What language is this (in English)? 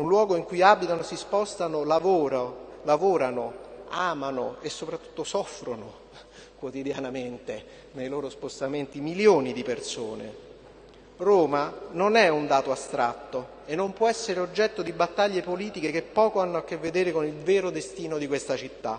Italian